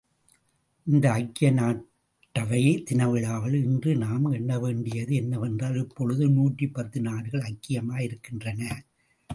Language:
Tamil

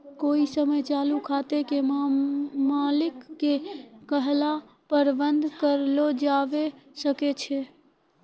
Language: Maithili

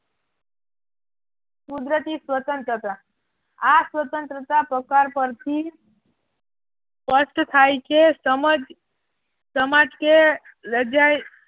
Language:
Gujarati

